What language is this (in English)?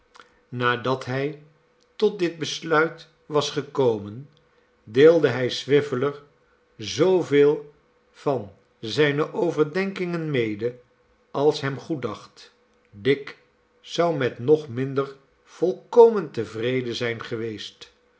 Dutch